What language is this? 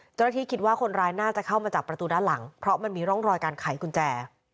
Thai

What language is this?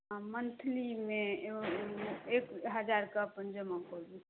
Maithili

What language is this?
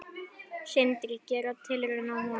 Icelandic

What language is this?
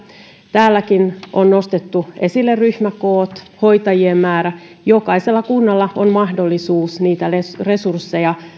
Finnish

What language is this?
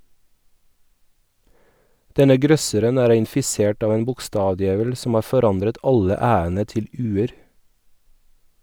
Norwegian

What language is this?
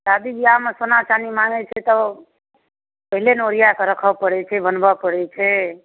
Maithili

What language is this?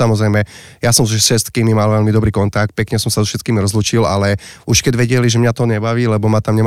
Slovak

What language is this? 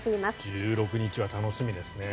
Japanese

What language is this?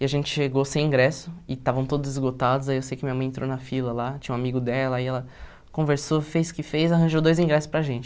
Portuguese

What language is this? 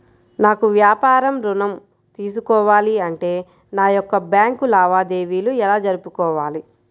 Telugu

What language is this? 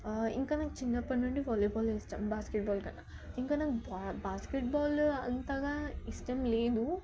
Telugu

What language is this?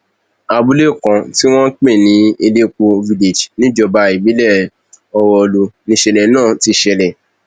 Yoruba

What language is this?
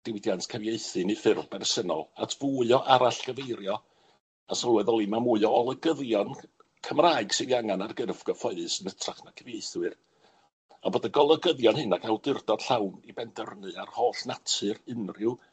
Welsh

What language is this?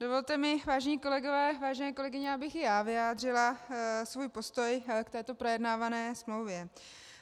Czech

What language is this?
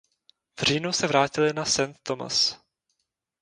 Czech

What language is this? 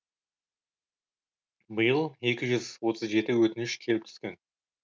Kazakh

